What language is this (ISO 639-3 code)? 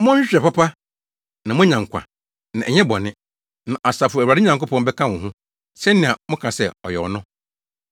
aka